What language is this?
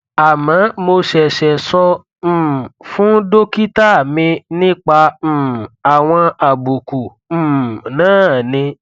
Yoruba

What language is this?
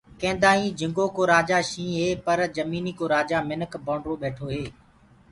Gurgula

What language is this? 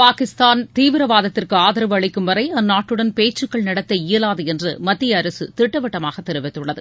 Tamil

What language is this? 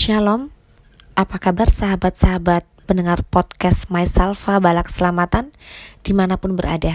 Indonesian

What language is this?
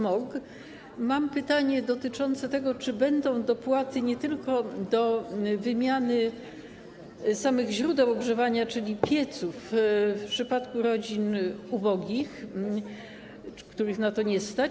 Polish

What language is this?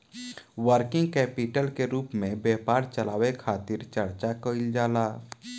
Bhojpuri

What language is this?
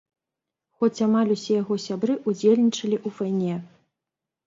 Belarusian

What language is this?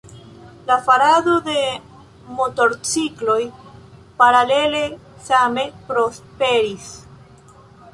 Esperanto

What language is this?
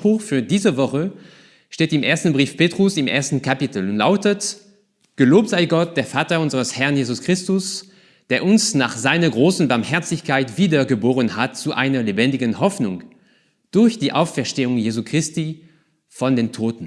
German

